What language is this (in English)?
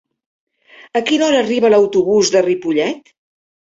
Catalan